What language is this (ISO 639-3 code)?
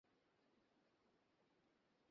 ben